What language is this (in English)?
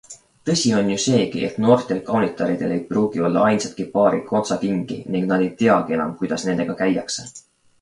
Estonian